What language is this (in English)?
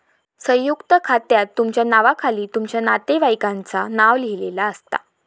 Marathi